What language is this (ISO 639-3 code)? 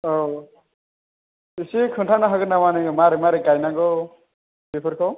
brx